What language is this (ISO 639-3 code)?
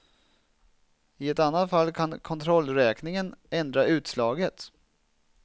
swe